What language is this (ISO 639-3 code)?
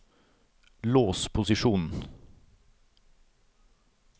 nor